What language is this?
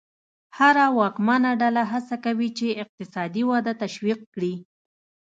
Pashto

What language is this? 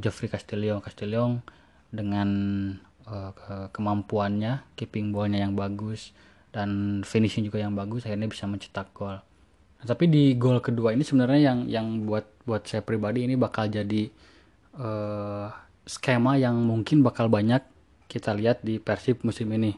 Indonesian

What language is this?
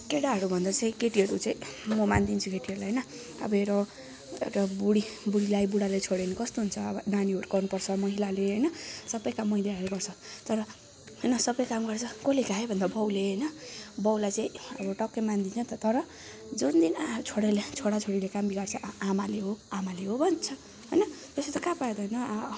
Nepali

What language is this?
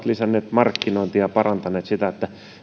Finnish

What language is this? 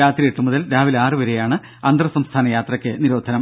Malayalam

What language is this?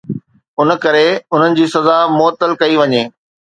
Sindhi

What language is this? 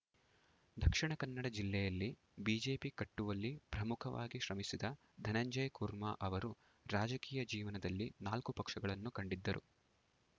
Kannada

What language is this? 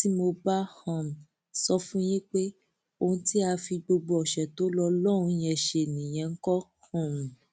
Yoruba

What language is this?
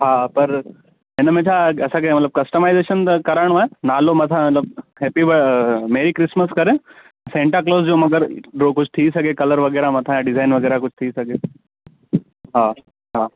Sindhi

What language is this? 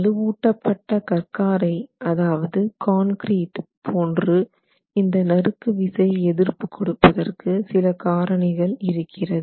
Tamil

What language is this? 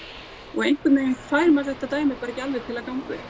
Icelandic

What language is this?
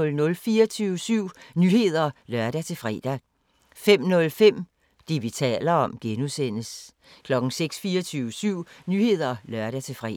Danish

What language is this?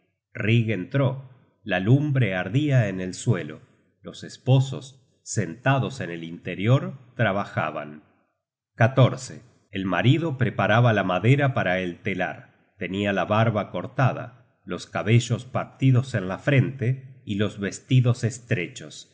Spanish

